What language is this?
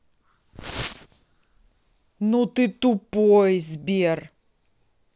Russian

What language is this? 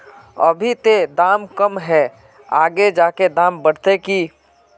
Magahi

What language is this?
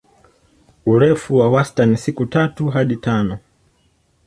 Swahili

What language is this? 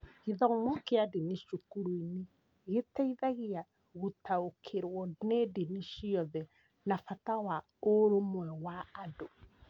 Kikuyu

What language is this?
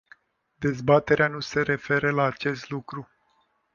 Romanian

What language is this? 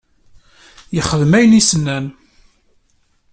Kabyle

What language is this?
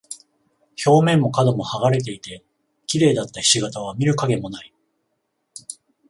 Japanese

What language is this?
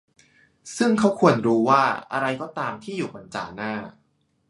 Thai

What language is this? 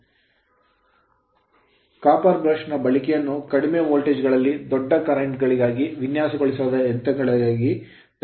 Kannada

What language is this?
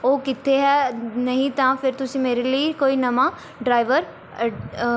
Punjabi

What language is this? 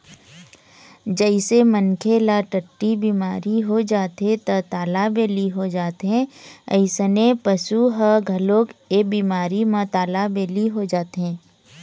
Chhattisgarhi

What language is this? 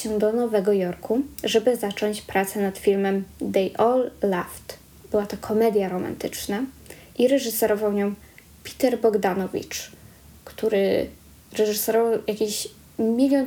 Polish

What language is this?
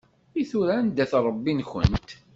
Kabyle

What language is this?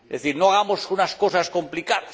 Spanish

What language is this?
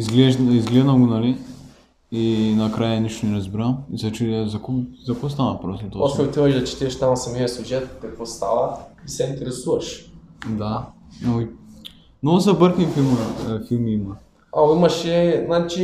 Bulgarian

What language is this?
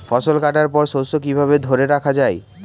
Bangla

